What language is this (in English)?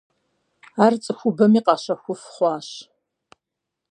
Kabardian